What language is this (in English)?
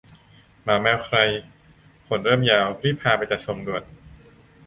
Thai